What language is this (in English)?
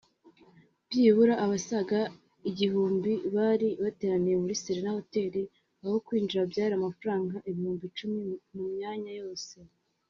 Kinyarwanda